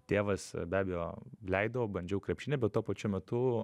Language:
Lithuanian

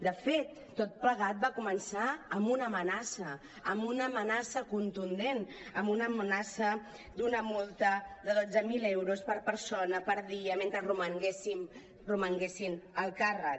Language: Catalan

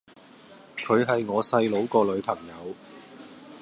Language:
Cantonese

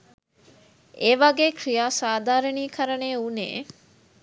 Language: Sinhala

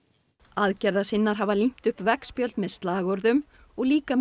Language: Icelandic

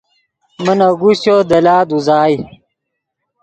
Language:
Yidgha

